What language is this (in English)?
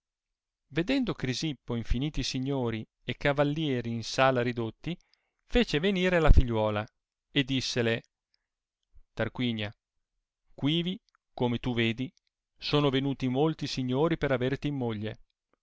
Italian